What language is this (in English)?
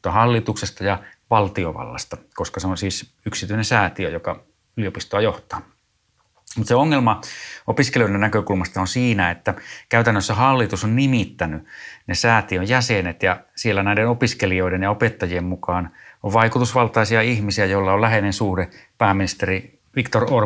Finnish